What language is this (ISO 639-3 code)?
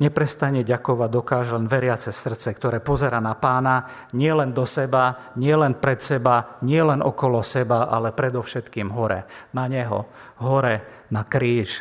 slk